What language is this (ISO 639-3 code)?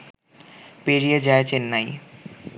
ben